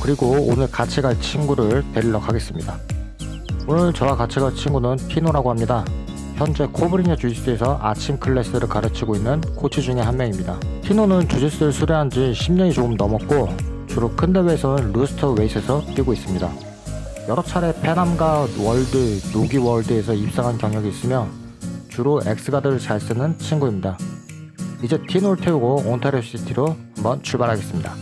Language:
Korean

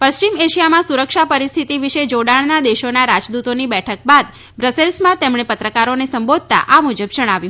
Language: Gujarati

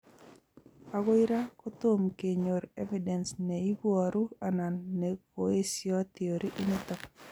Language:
Kalenjin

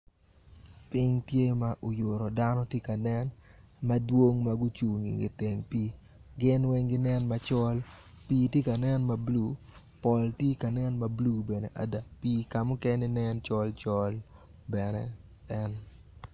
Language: Acoli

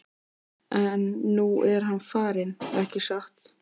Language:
Icelandic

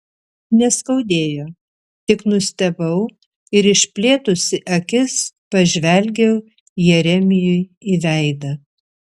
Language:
Lithuanian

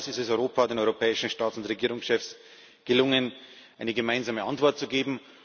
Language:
German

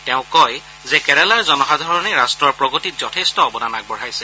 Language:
Assamese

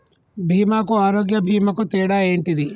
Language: Telugu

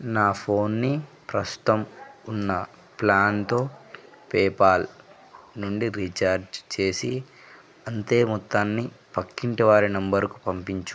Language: Telugu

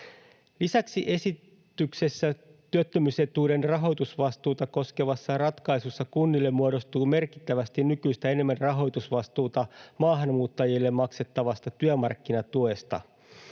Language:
Finnish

